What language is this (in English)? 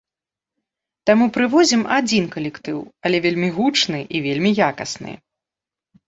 Belarusian